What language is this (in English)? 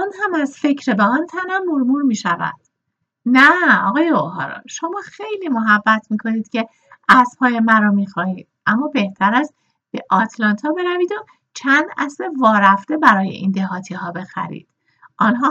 Persian